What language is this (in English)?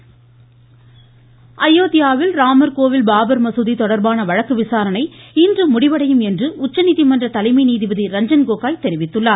Tamil